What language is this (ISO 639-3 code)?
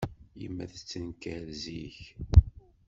kab